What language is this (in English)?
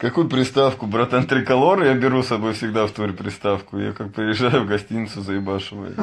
Russian